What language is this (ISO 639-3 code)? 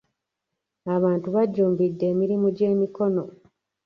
lug